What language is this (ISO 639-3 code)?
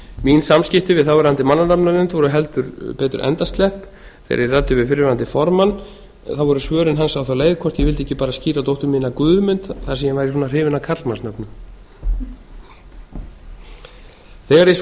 isl